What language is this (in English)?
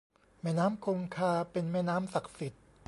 Thai